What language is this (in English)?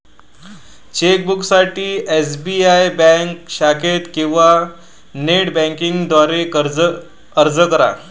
Marathi